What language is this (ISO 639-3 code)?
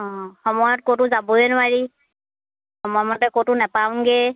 asm